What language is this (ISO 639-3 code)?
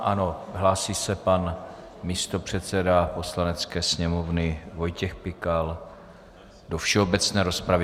ces